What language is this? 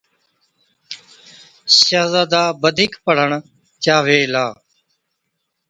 Od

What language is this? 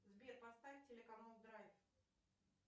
Russian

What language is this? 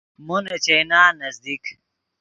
Yidgha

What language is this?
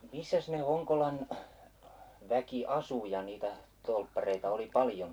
Finnish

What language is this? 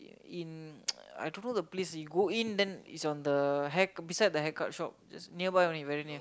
English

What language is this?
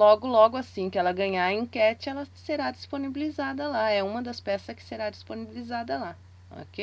Portuguese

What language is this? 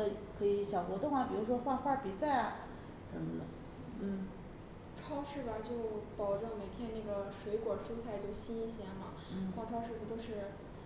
Chinese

